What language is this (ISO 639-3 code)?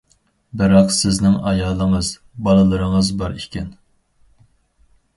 uig